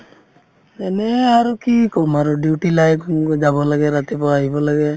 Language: Assamese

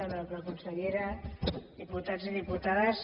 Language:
Catalan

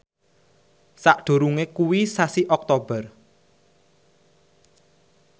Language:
Javanese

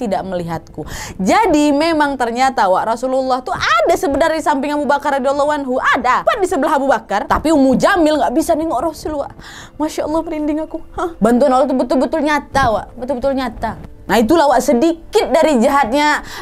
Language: Indonesian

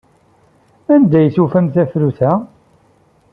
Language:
Kabyle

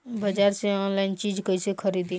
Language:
Bhojpuri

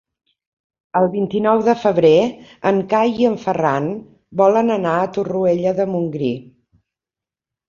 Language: Catalan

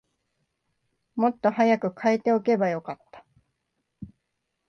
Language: Japanese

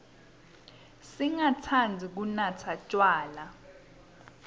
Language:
Swati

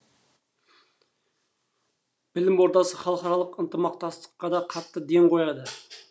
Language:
Kazakh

